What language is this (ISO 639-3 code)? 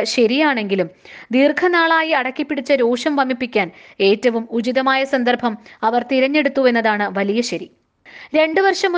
mal